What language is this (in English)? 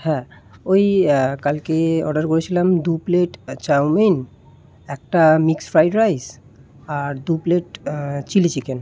Bangla